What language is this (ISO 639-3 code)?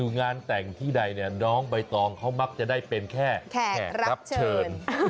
tha